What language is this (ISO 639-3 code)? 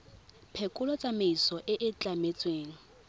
tsn